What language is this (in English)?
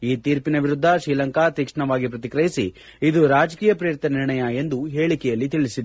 Kannada